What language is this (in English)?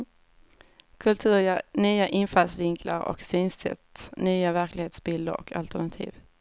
Swedish